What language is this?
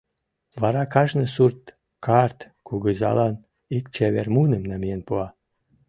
Mari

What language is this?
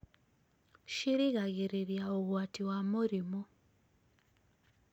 Kikuyu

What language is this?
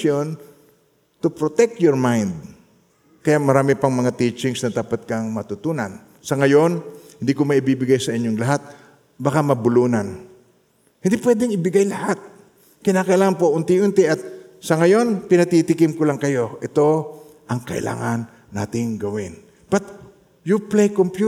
Filipino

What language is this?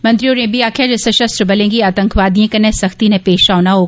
Dogri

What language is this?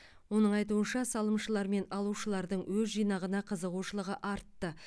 Kazakh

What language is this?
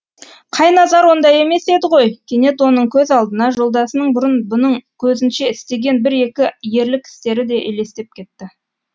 Kazakh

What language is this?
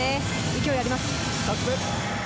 Japanese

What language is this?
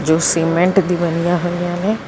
Punjabi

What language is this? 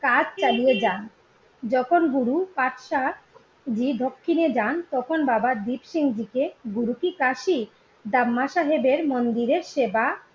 Bangla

